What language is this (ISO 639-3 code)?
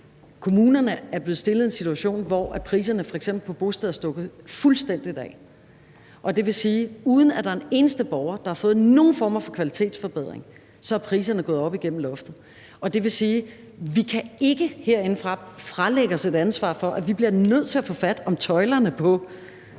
dan